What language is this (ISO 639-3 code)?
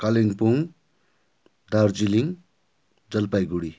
nep